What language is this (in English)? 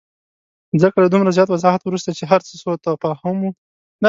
Pashto